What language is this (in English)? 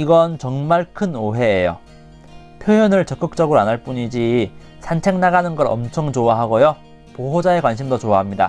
Korean